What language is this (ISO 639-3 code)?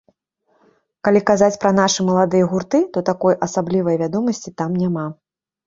bel